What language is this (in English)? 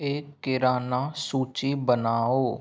Hindi